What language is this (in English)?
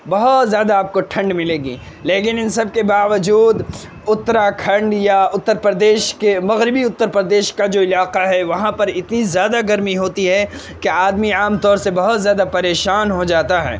Urdu